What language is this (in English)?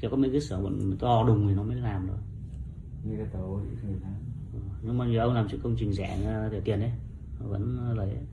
Vietnamese